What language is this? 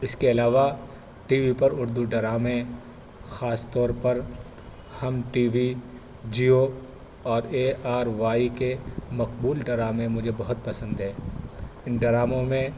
Urdu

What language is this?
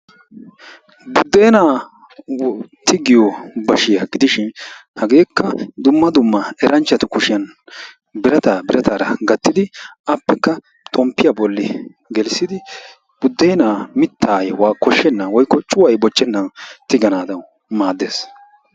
Wolaytta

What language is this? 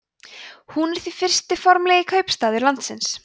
Icelandic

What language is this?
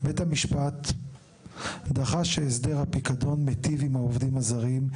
Hebrew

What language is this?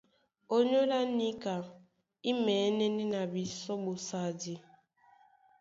Duala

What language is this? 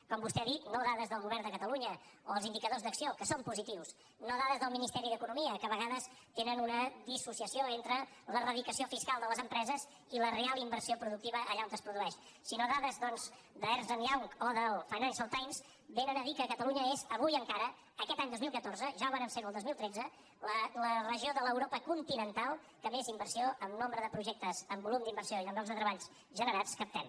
Catalan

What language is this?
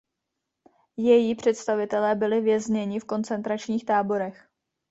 Czech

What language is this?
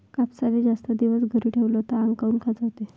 Marathi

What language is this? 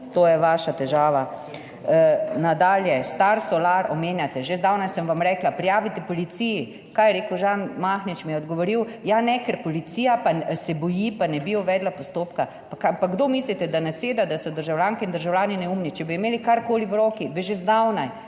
Slovenian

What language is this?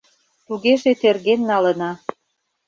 Mari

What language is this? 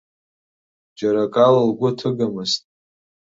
Abkhazian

